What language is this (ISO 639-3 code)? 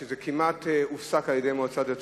heb